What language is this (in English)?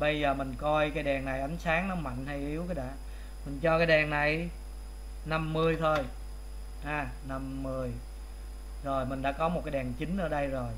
Vietnamese